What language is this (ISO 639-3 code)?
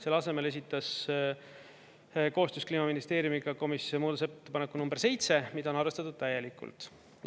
est